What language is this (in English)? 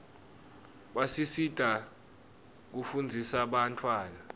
Swati